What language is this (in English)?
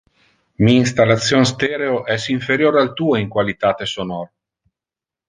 Interlingua